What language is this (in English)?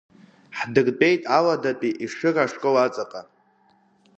Abkhazian